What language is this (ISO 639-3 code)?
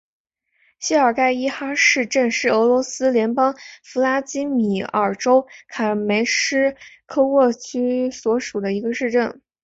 zho